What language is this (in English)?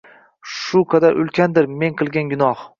Uzbek